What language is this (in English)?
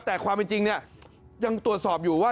Thai